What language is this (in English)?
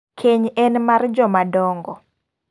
Luo (Kenya and Tanzania)